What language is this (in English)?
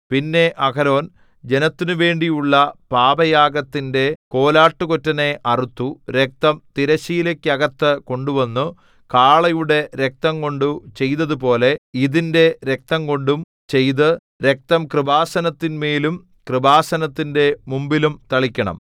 Malayalam